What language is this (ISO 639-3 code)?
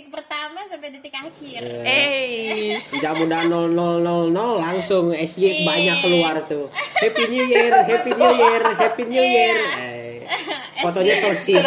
ind